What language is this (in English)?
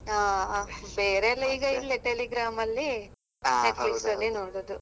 Kannada